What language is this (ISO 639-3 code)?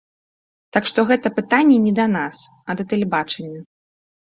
bel